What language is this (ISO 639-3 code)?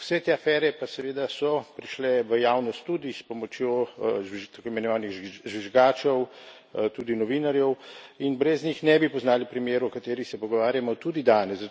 slv